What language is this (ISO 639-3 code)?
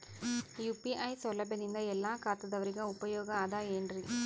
kan